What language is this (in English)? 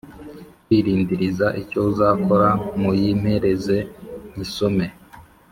Kinyarwanda